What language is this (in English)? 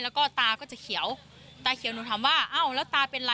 Thai